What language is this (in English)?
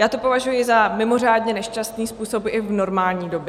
Czech